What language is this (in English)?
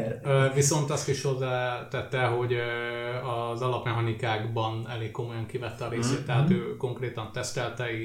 Hungarian